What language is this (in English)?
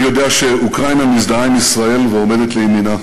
Hebrew